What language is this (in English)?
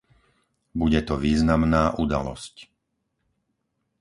Slovak